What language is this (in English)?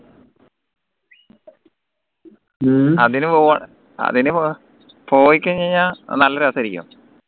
Malayalam